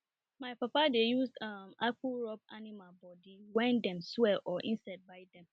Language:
Nigerian Pidgin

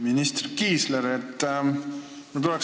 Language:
Estonian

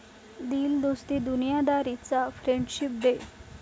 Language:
Marathi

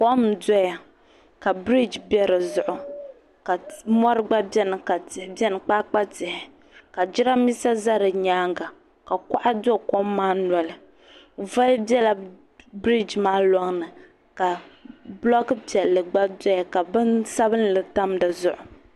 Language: Dagbani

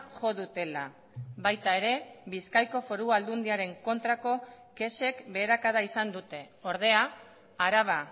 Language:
Basque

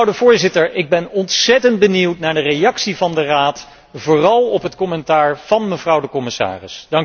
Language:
Dutch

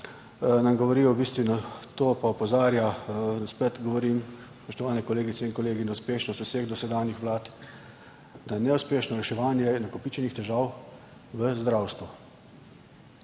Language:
Slovenian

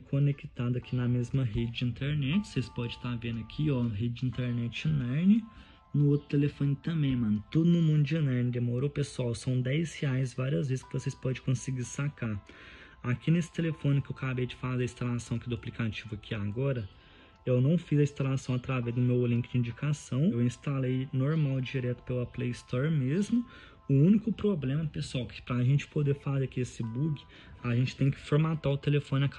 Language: Portuguese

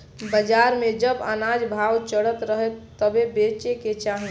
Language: Bhojpuri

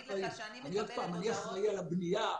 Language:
Hebrew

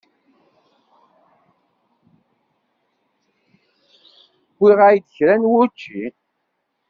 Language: Kabyle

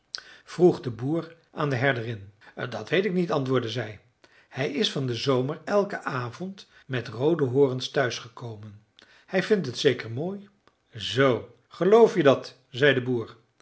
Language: Dutch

